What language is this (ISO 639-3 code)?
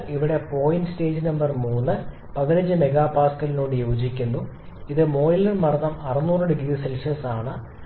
mal